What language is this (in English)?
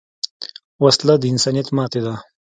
Pashto